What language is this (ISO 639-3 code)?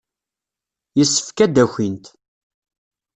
kab